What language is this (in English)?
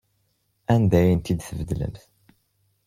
Kabyle